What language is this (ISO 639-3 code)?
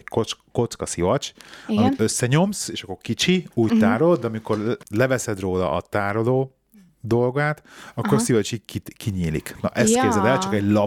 hun